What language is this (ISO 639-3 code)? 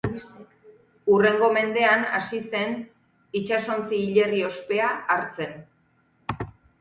eus